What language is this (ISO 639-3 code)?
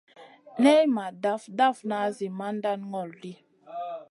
mcn